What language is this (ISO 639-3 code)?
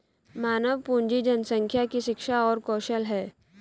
hin